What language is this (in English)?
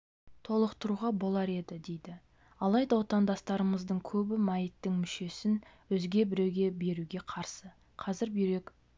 Kazakh